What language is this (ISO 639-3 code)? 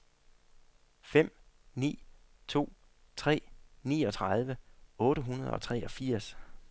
dan